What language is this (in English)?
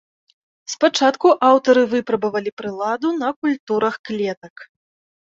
Belarusian